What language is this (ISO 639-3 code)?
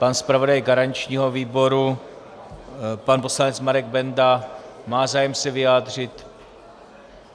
ces